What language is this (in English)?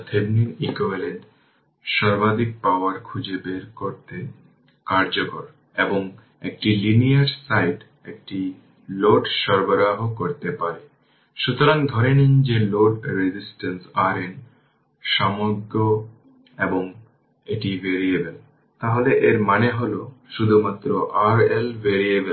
Bangla